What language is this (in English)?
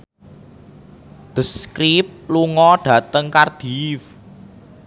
Javanese